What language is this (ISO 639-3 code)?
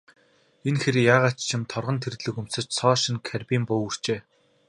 mon